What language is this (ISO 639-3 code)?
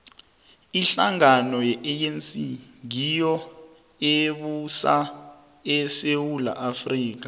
nbl